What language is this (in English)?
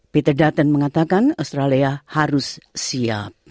Indonesian